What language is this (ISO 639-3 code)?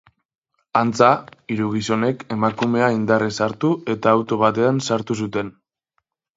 eus